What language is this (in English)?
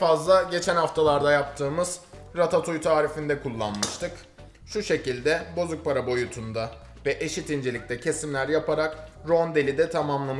Turkish